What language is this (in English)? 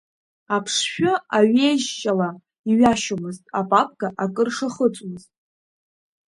Abkhazian